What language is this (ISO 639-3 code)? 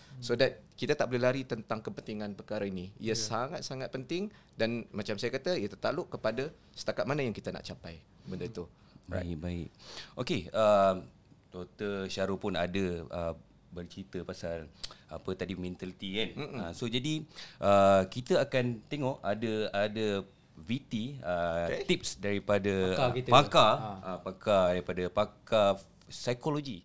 msa